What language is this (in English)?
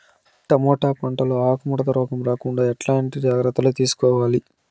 Telugu